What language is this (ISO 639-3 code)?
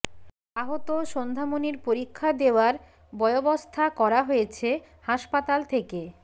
ben